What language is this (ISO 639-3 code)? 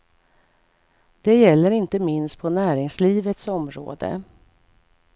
swe